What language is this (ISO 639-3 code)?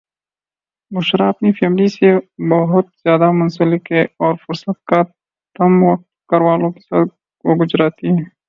urd